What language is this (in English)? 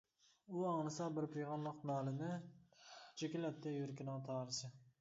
Uyghur